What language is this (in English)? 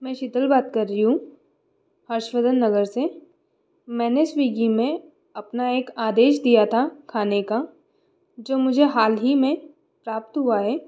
Hindi